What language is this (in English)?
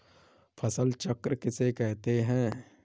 Hindi